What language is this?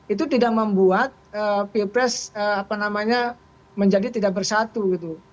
Indonesian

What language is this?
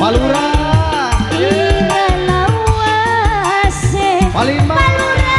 Indonesian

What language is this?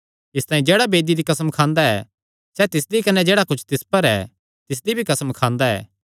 Kangri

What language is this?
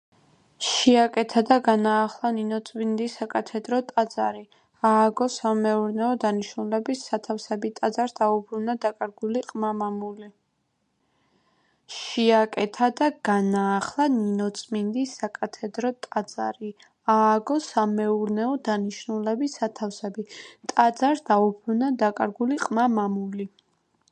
Georgian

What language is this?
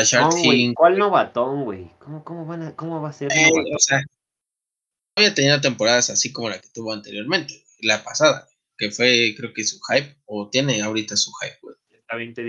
Spanish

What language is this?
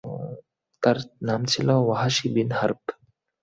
Bangla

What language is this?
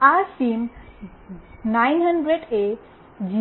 Gujarati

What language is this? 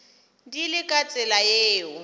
Northern Sotho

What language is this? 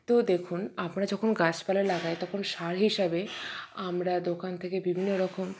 Bangla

